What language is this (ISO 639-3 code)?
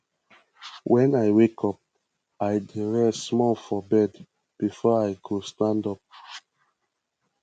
pcm